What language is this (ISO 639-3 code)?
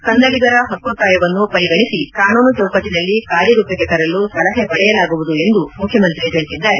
kan